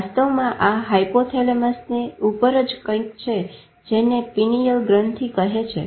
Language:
Gujarati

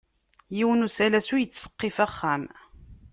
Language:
Kabyle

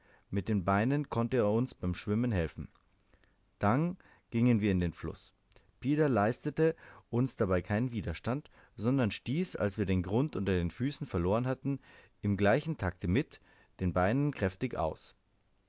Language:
German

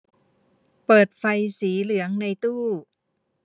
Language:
Thai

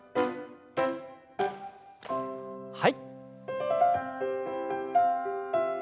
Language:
Japanese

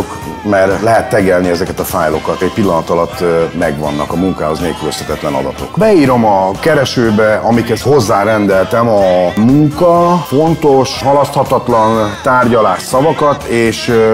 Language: Hungarian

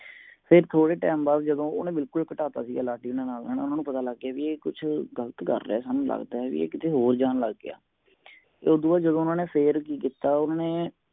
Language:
Punjabi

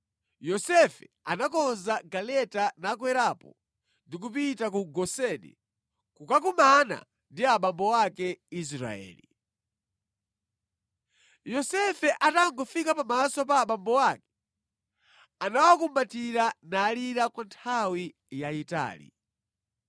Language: Nyanja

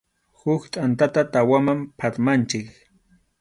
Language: Arequipa-La Unión Quechua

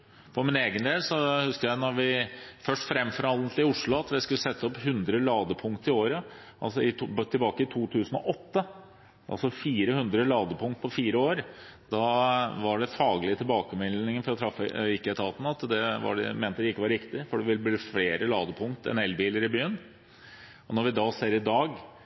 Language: Norwegian Bokmål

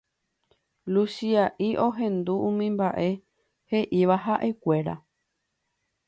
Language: Guarani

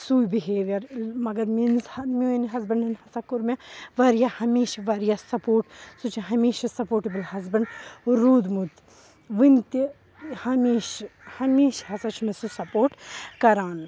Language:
Kashmiri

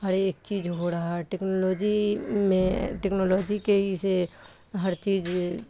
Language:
Urdu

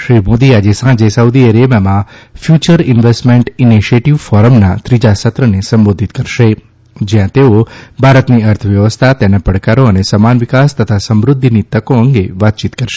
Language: Gujarati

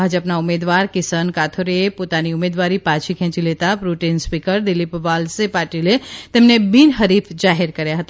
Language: Gujarati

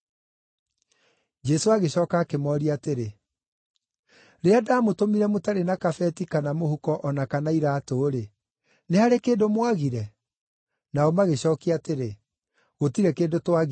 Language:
Kikuyu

